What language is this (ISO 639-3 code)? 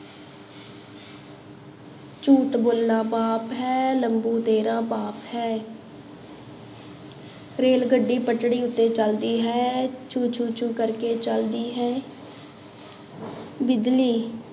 pan